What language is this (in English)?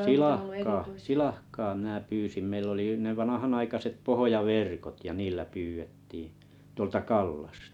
Finnish